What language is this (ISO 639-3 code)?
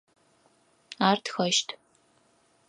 ady